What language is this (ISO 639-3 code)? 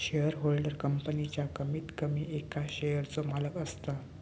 mar